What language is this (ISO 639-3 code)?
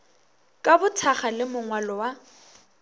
nso